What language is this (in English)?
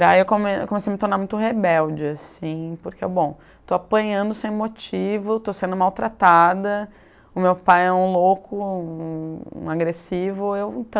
Portuguese